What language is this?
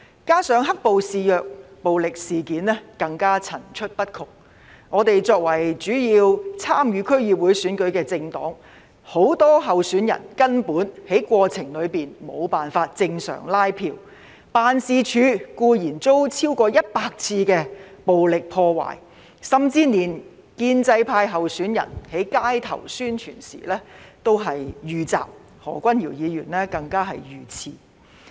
Cantonese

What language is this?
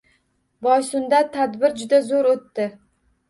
Uzbek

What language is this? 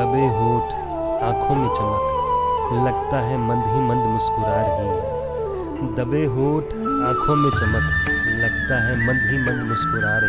Hindi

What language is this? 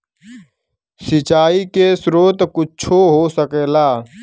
Bhojpuri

